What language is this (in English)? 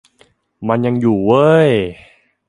Thai